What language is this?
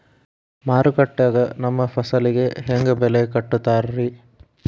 Kannada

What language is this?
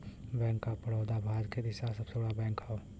Bhojpuri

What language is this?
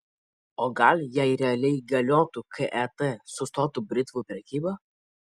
Lithuanian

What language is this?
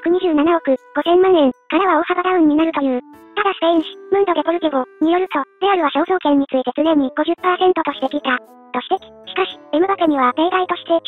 Japanese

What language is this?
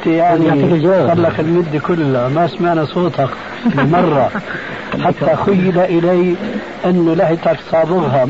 Arabic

